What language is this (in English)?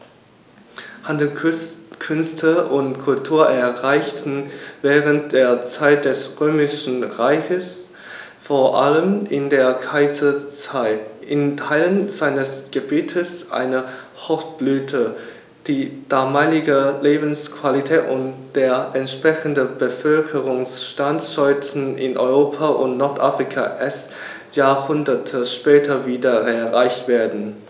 German